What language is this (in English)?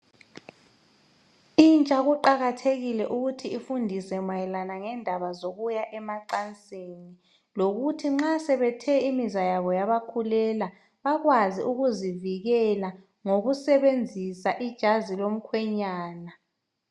North Ndebele